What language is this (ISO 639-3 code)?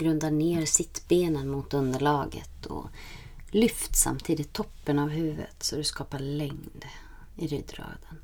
swe